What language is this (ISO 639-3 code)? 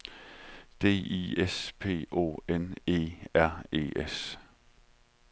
dan